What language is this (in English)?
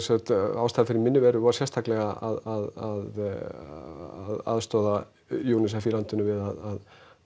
Icelandic